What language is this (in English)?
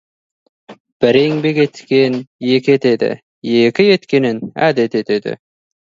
Kazakh